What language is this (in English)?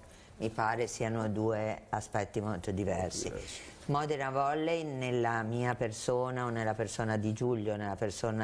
Italian